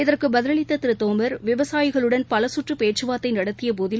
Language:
Tamil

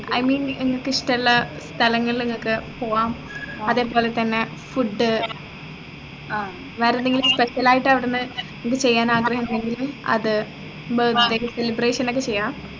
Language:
Malayalam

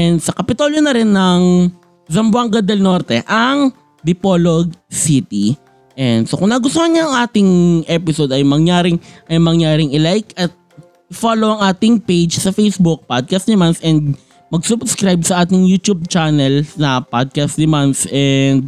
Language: Filipino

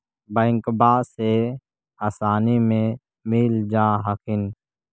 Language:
Magahi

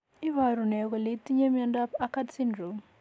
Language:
Kalenjin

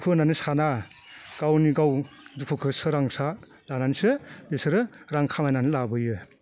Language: Bodo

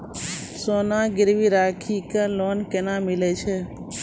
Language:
Maithili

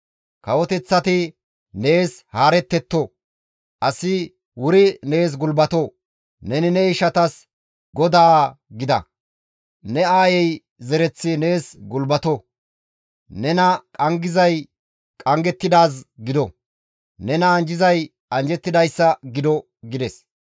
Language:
Gamo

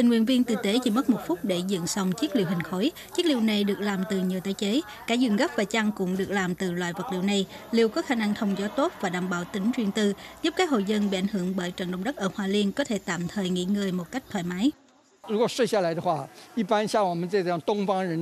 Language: Vietnamese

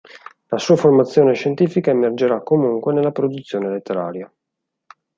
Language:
Italian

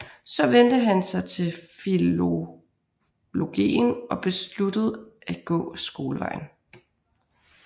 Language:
Danish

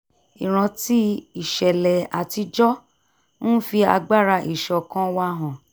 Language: Yoruba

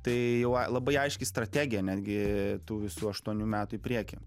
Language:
Lithuanian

